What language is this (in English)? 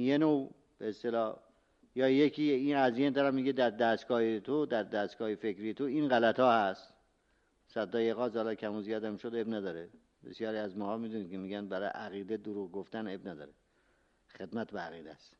Persian